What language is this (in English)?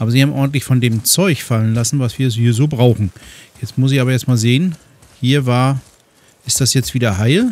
German